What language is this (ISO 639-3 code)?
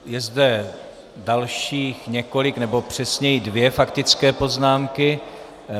ces